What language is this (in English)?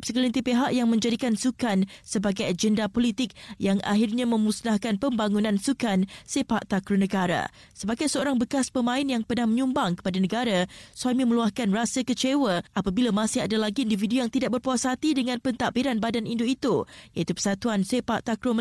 Malay